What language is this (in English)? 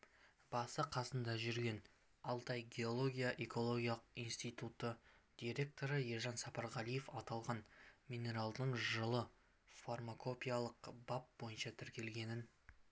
Kazakh